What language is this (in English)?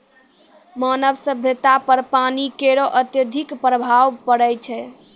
Maithili